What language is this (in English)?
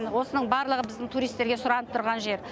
Kazakh